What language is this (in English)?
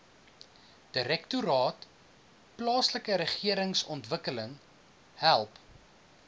Afrikaans